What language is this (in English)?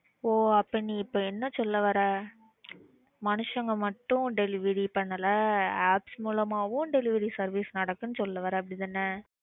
Tamil